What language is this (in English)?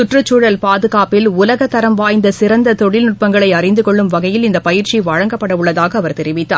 Tamil